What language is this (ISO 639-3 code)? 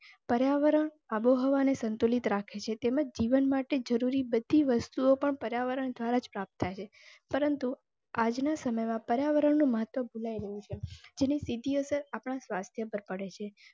guj